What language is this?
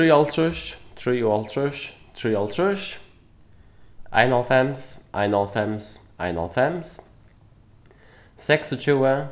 Faroese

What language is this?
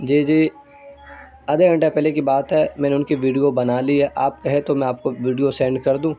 Urdu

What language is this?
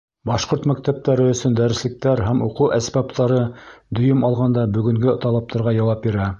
Bashkir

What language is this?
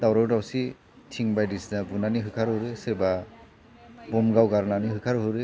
Bodo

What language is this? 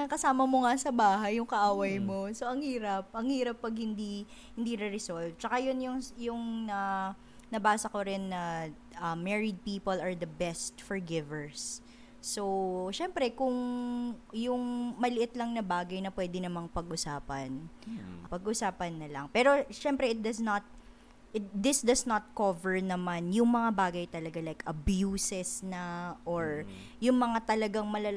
Filipino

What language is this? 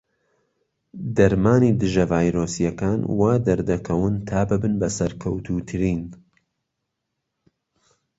Central Kurdish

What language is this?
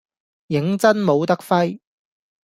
Cantonese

